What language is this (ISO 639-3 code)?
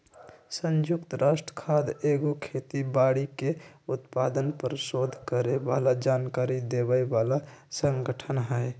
mag